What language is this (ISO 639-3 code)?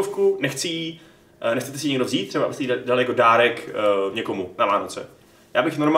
ces